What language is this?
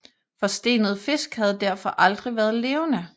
Danish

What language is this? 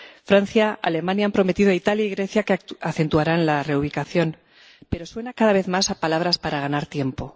Spanish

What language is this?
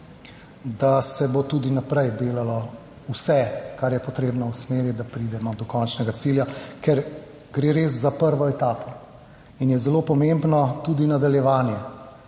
Slovenian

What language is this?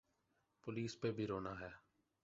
Urdu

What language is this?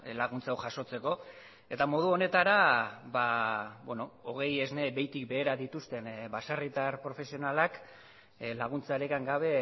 Basque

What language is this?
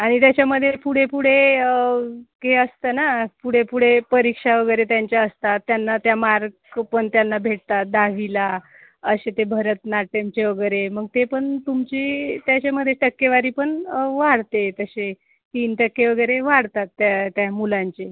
Marathi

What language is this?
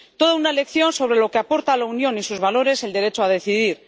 Spanish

